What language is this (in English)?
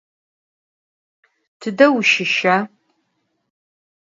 Adyghe